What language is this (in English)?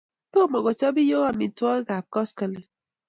Kalenjin